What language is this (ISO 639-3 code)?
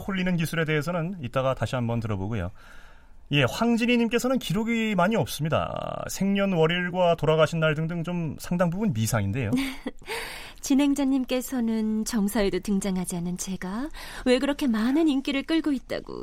kor